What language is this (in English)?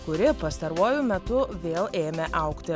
Lithuanian